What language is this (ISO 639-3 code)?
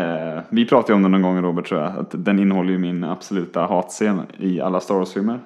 swe